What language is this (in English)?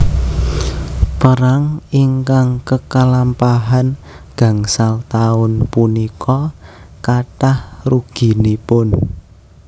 Javanese